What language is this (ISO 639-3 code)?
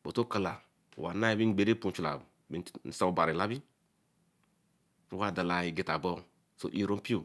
elm